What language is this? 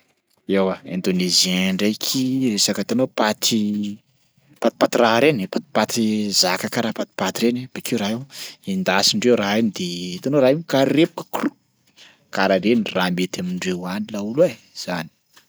Sakalava Malagasy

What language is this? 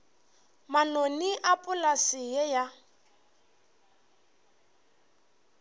Northern Sotho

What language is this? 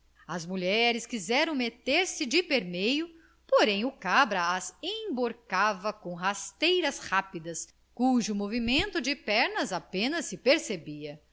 Portuguese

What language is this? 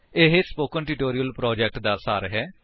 Punjabi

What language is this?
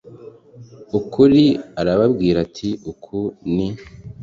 Kinyarwanda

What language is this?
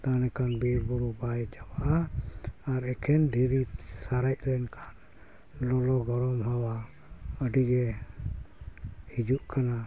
Santali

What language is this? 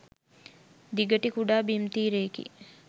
Sinhala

